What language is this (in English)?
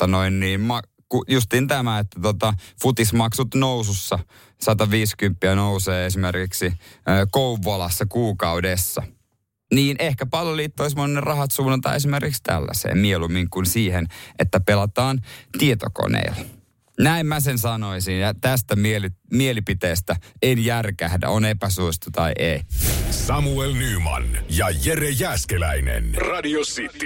Finnish